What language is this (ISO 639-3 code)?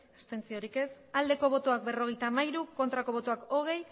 eus